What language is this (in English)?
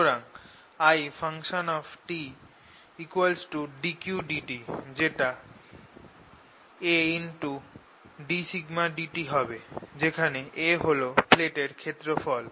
Bangla